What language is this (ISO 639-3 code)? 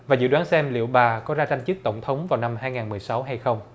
vie